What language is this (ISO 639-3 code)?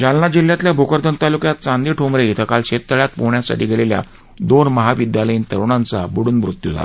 mar